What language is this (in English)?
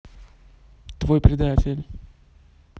Russian